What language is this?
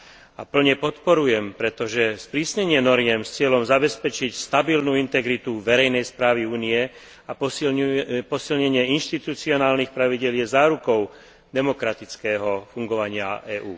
Slovak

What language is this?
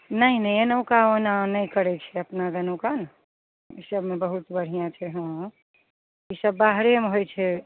Maithili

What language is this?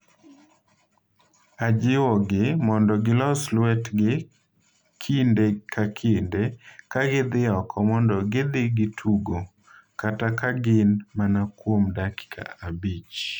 Luo (Kenya and Tanzania)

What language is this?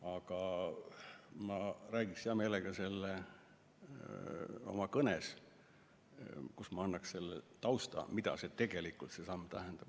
Estonian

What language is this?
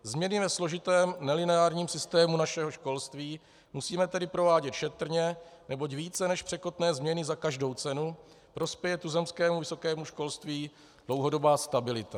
Czech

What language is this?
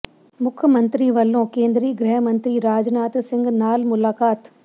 Punjabi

